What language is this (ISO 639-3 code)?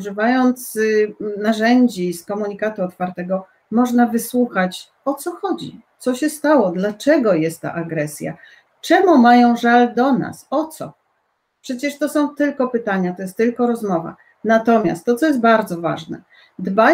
pol